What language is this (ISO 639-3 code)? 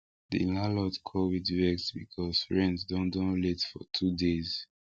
pcm